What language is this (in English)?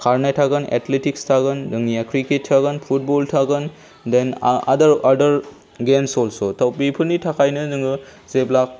Bodo